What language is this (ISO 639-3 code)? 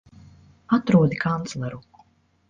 lav